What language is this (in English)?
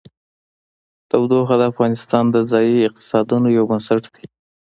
Pashto